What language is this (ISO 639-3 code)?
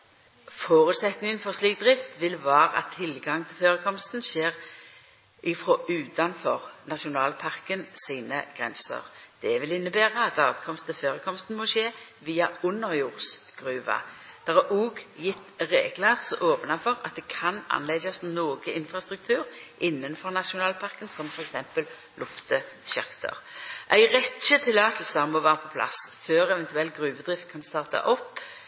nno